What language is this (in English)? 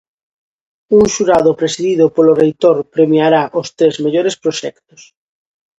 Galician